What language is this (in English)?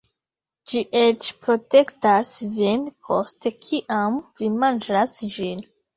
Esperanto